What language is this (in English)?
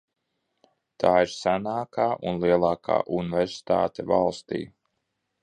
Latvian